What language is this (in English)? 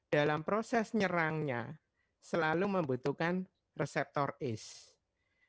Indonesian